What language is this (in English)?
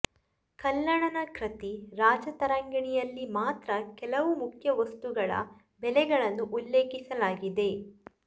Kannada